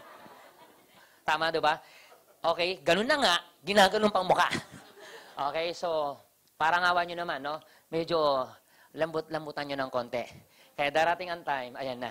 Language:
Filipino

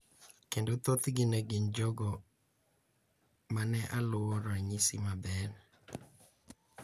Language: Luo (Kenya and Tanzania)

